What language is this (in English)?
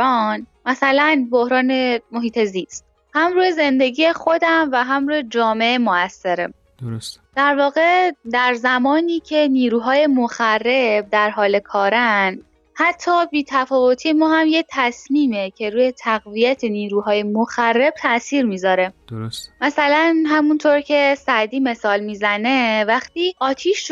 Persian